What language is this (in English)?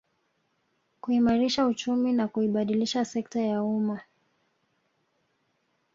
Swahili